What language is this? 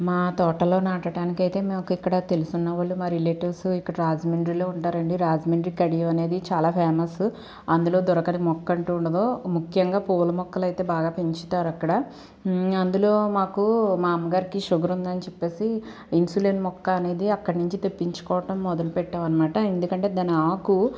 Telugu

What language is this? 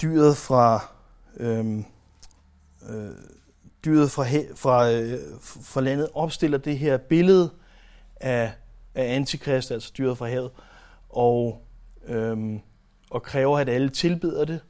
Danish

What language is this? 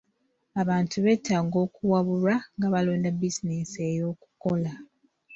Ganda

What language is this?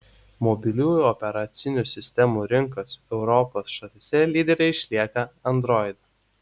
Lithuanian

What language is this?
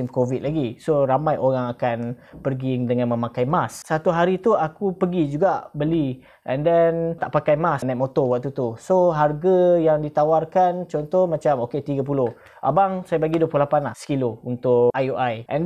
Malay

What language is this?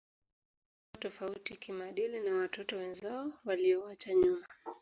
Swahili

